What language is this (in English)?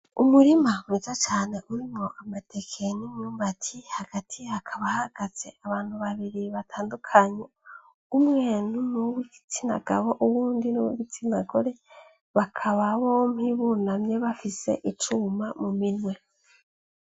Rundi